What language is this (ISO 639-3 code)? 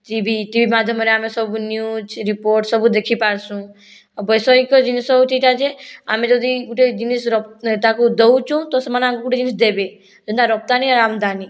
ori